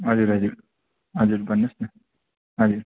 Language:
Nepali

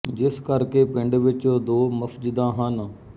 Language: Punjabi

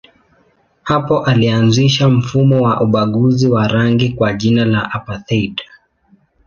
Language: Swahili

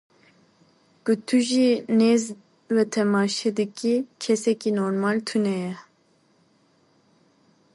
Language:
Kurdish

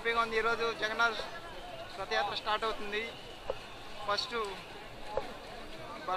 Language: Arabic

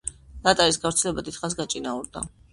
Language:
Georgian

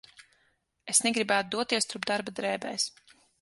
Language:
Latvian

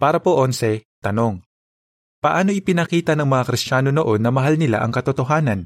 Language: Filipino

